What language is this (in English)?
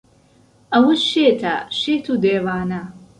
Central Kurdish